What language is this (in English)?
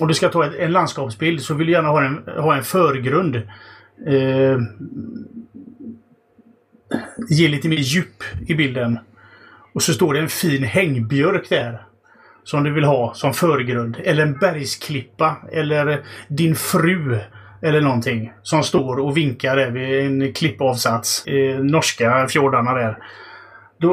Swedish